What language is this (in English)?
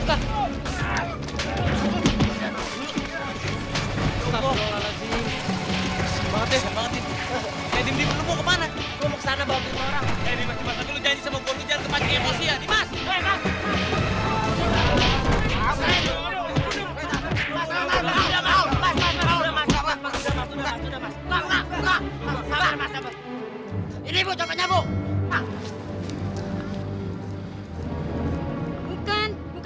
Indonesian